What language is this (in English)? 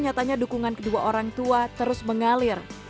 Indonesian